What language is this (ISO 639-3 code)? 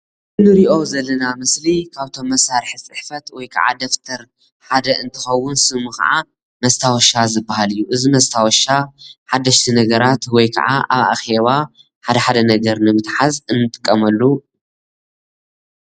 tir